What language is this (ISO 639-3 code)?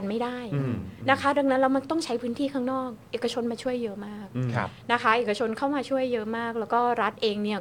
tha